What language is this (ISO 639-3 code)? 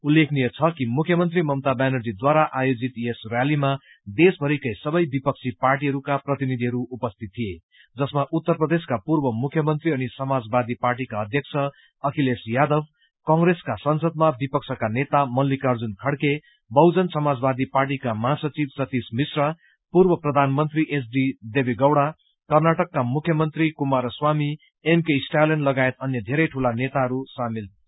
nep